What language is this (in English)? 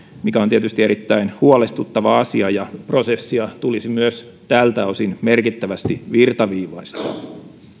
Finnish